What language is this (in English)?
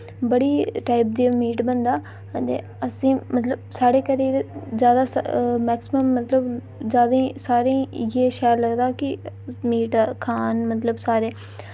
Dogri